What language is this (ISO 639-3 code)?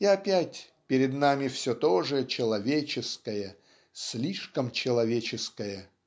rus